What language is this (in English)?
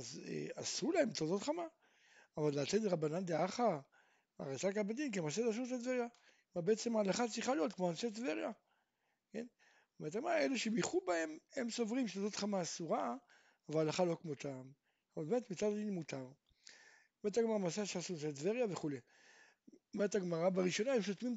Hebrew